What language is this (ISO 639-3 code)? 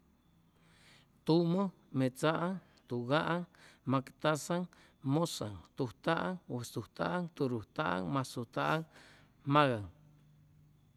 zoh